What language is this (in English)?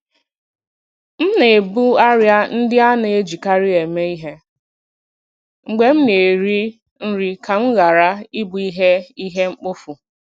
Igbo